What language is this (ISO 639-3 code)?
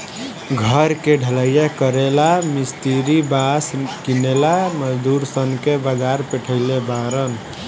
bho